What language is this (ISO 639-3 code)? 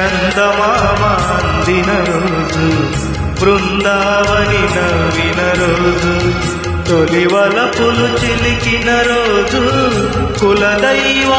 hin